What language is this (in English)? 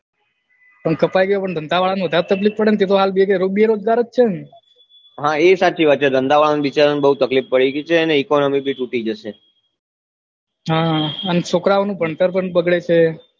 Gujarati